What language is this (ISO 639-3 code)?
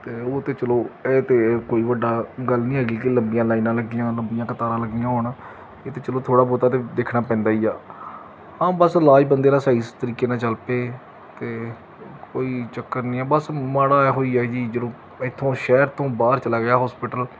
pan